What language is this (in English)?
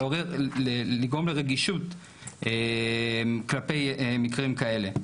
Hebrew